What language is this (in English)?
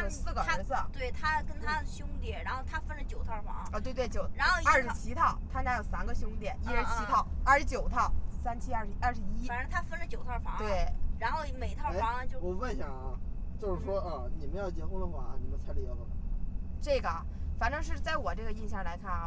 Chinese